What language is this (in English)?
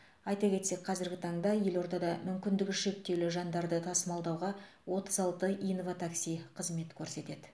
Kazakh